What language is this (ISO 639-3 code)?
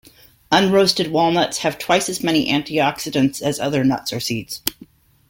eng